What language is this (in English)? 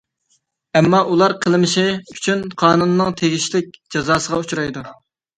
Uyghur